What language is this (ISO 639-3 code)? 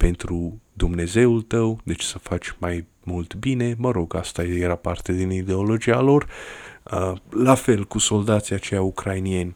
ron